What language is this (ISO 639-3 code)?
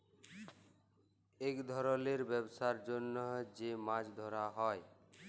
ben